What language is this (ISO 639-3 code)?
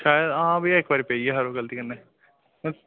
doi